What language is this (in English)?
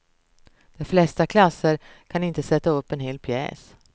Swedish